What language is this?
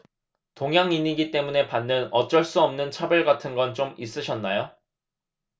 Korean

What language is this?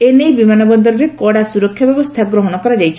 Odia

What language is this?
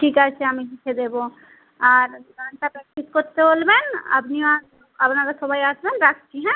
Bangla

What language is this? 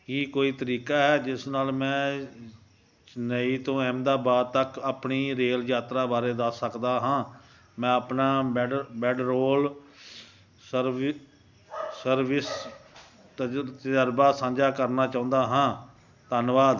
Punjabi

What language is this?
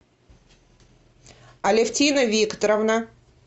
Russian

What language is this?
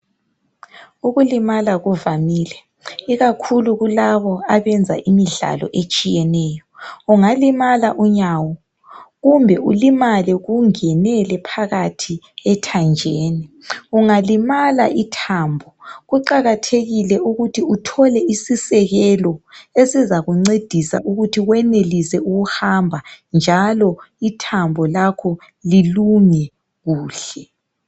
North Ndebele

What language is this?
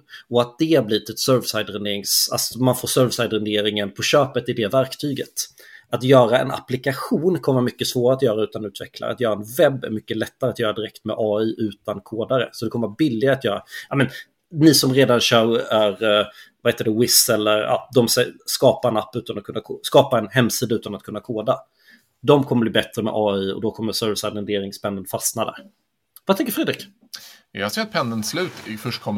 Swedish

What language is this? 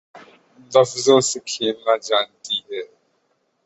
Urdu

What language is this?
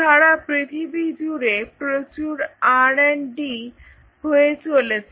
Bangla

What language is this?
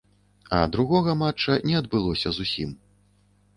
Belarusian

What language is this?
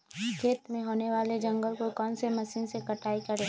Magahi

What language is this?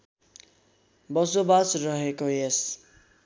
Nepali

